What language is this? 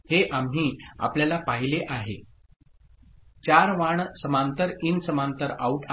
Marathi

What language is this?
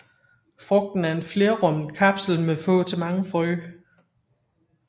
Danish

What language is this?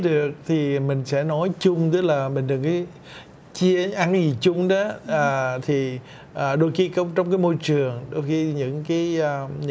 Vietnamese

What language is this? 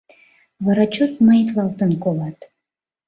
Mari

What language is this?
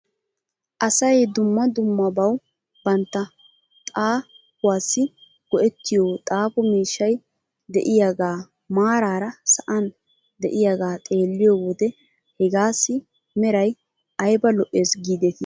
Wolaytta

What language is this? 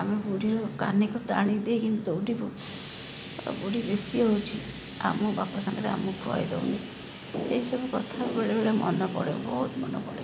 Odia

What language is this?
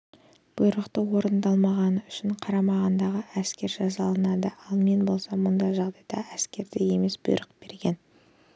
Kazakh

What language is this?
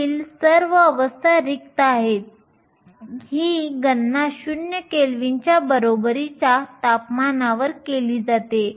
Marathi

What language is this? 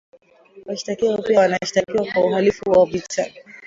Swahili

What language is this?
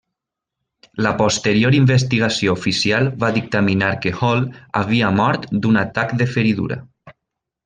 Catalan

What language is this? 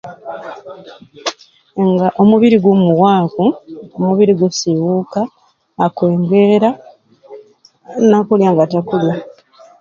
Ruuli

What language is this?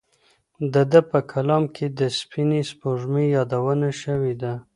Pashto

